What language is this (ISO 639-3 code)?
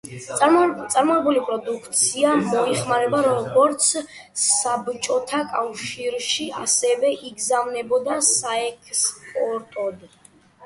kat